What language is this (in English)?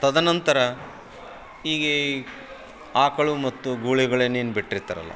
Kannada